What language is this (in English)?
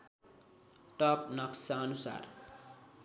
Nepali